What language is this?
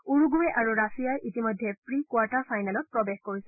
Assamese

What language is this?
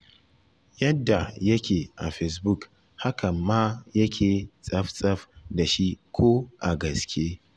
Hausa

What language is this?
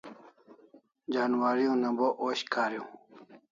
Kalasha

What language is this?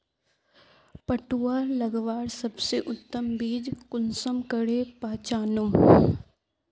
Magahi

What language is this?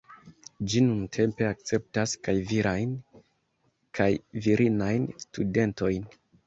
Esperanto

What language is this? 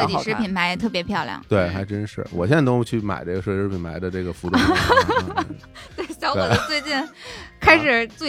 Chinese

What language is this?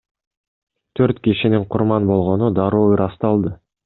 Kyrgyz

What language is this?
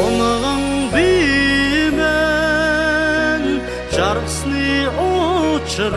Turkish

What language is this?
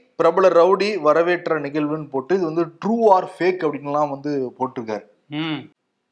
Tamil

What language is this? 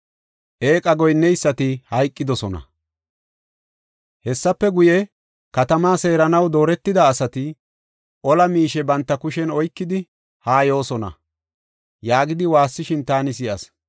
Gofa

